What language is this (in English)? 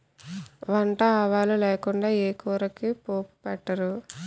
Telugu